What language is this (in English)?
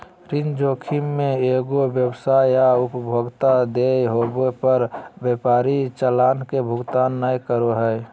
Magahi